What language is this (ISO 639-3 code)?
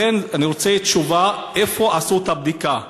heb